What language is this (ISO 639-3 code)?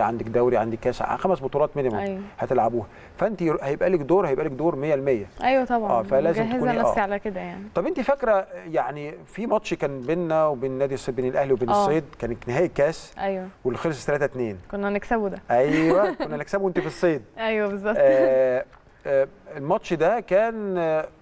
ara